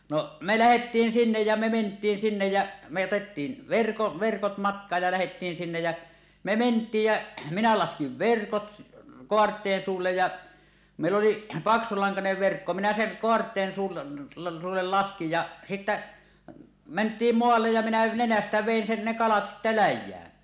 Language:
Finnish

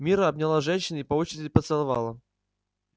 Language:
Russian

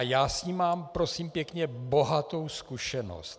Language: Czech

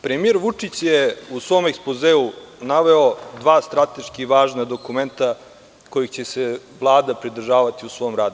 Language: Serbian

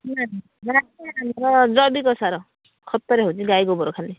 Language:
Odia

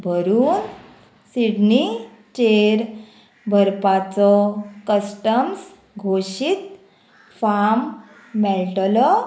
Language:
Konkani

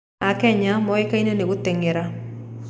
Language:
Kikuyu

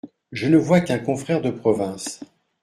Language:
French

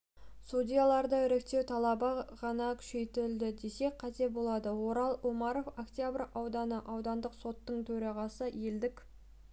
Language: Kazakh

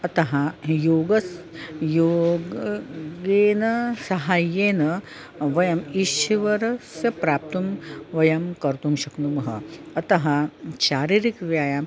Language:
Sanskrit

